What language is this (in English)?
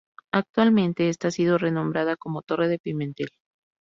Spanish